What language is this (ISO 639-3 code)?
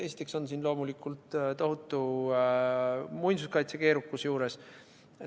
est